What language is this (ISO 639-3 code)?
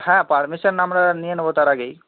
ben